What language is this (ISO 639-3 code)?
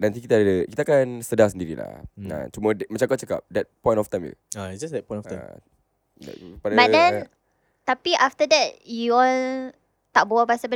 msa